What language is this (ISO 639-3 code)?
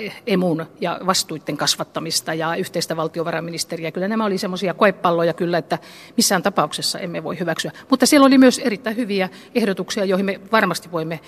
fin